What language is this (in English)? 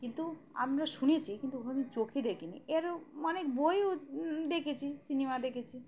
Bangla